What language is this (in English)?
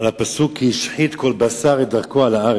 Hebrew